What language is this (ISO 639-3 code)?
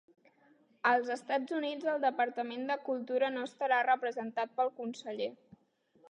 cat